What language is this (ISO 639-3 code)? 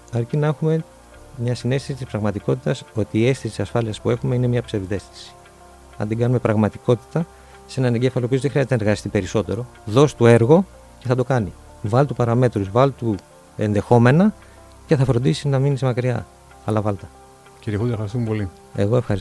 ell